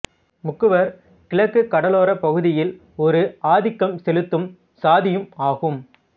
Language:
Tamil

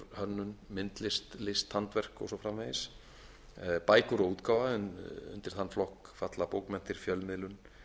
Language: Icelandic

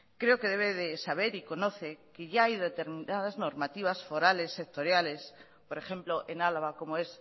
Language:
Spanish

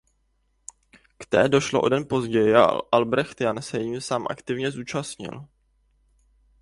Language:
Czech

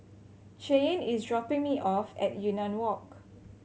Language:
English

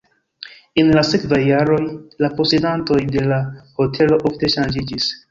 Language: Esperanto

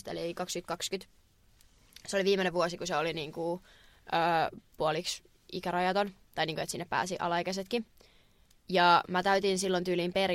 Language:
Finnish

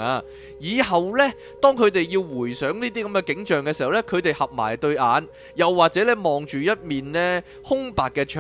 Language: Chinese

